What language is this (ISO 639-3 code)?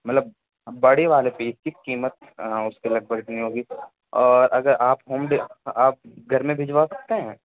urd